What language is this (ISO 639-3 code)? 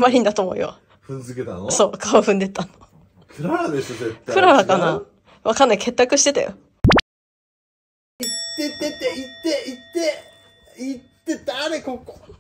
jpn